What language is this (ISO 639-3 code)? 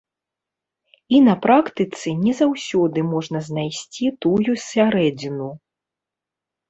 bel